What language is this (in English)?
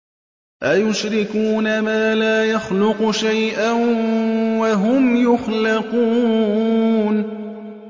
Arabic